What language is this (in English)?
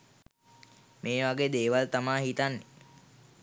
Sinhala